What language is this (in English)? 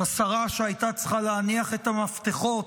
Hebrew